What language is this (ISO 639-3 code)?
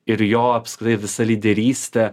lit